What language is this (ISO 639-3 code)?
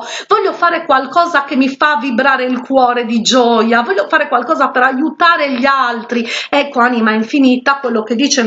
ita